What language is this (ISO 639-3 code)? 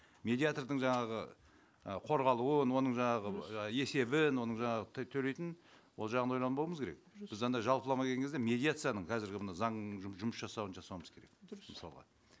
kaz